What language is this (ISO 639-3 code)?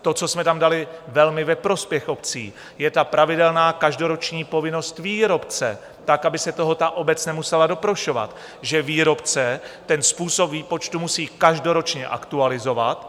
ces